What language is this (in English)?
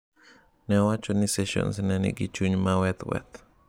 Luo (Kenya and Tanzania)